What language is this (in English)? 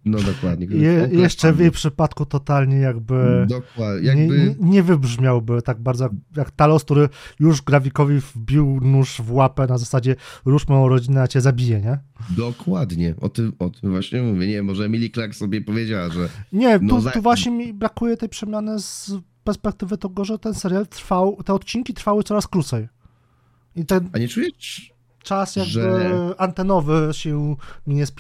Polish